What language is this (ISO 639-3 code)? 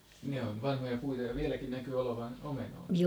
fin